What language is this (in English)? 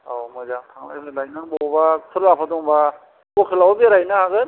Bodo